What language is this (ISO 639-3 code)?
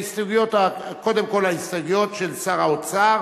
heb